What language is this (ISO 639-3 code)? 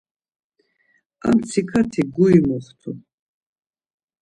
lzz